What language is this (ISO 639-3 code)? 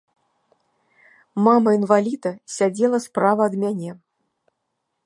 bel